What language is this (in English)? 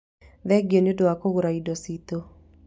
Kikuyu